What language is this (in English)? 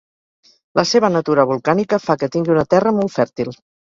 Catalan